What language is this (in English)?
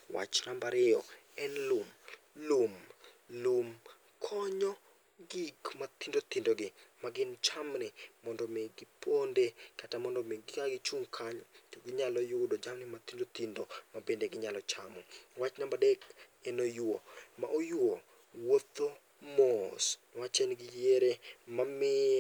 Luo (Kenya and Tanzania)